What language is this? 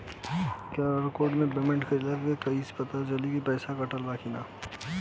Bhojpuri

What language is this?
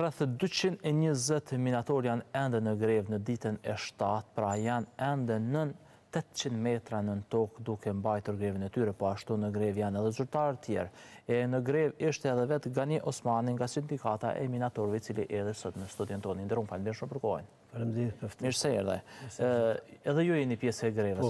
Romanian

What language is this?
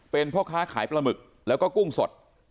Thai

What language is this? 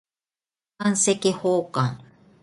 Japanese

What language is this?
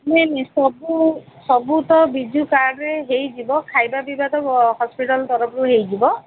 Odia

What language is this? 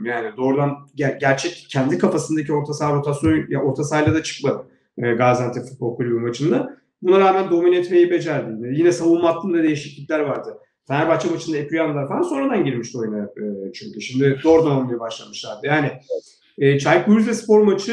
Turkish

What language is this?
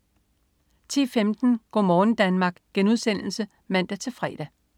Danish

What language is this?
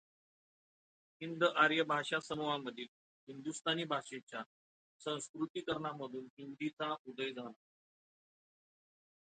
Marathi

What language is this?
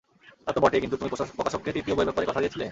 Bangla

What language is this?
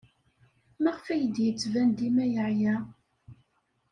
Kabyle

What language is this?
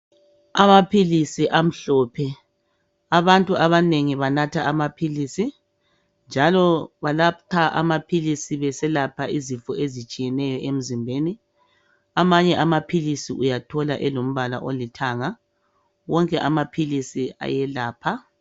North Ndebele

